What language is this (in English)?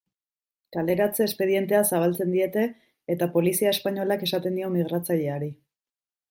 Basque